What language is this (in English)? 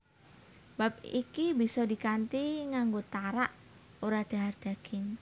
Javanese